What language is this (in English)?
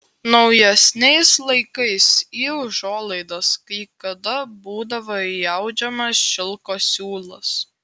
Lithuanian